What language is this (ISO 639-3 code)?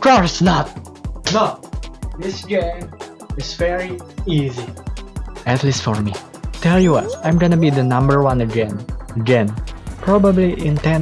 eng